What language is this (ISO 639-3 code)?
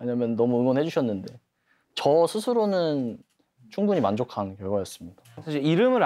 kor